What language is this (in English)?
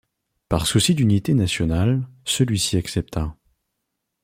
French